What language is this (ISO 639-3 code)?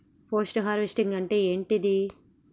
tel